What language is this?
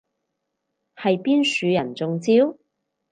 Cantonese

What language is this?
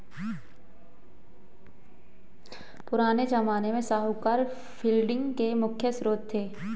Hindi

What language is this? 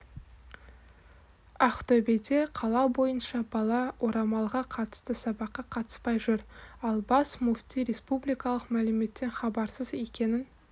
Kazakh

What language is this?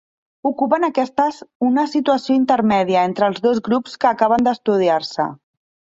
Catalan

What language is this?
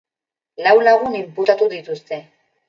Basque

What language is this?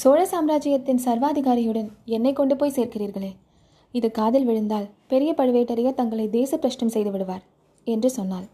Tamil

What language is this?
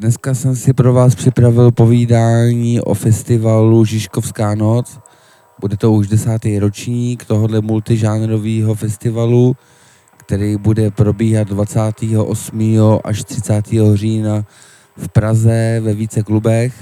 Czech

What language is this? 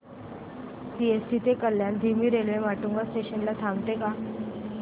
Marathi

